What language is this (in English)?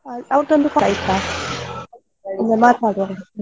Kannada